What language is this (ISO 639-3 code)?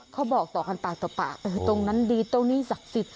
tha